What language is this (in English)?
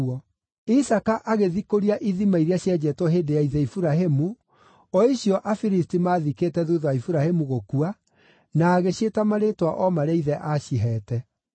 Kikuyu